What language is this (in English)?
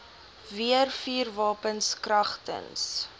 Afrikaans